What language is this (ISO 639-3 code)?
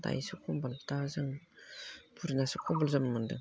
brx